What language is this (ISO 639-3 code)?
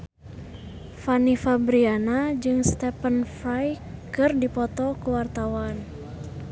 sun